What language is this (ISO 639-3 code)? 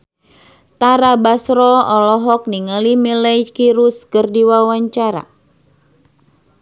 sun